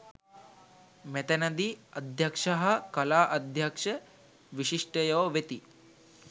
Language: Sinhala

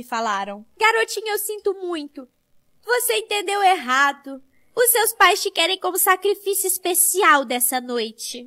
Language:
Portuguese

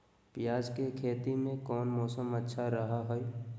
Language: Magahi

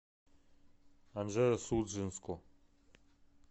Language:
Russian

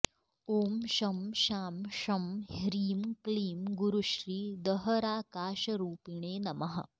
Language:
Sanskrit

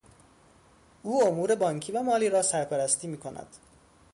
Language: Persian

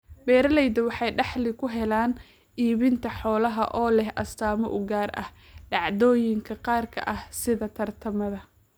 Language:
Somali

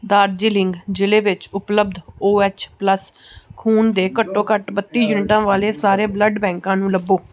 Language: Punjabi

